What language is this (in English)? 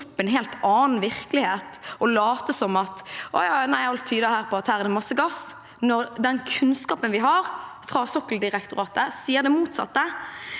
Norwegian